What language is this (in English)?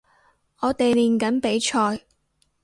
Cantonese